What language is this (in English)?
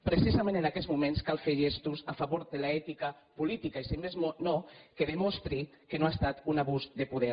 Catalan